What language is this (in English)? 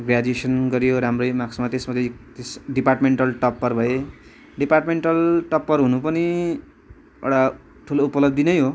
Nepali